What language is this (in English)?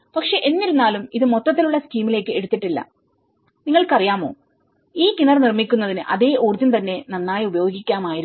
Malayalam